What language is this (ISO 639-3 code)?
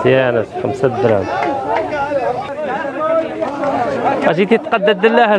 ara